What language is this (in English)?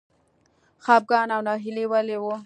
Pashto